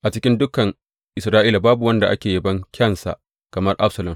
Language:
Hausa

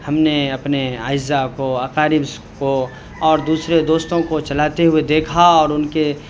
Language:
Urdu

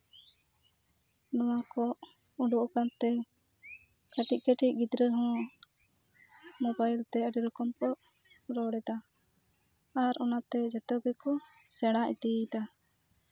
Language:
Santali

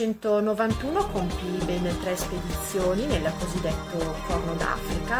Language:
Italian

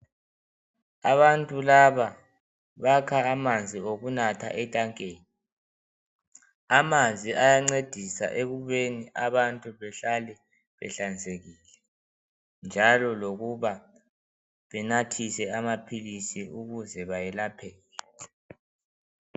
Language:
North Ndebele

